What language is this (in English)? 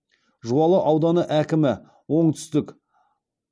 Kazakh